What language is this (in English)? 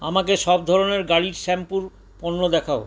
Bangla